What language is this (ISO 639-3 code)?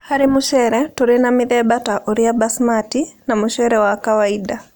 kik